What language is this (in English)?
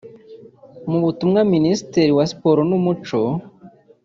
Kinyarwanda